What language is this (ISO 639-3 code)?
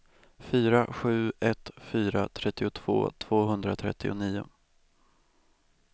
swe